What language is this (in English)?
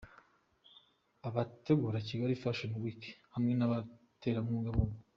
Kinyarwanda